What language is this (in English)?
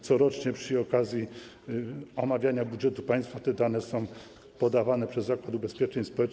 Polish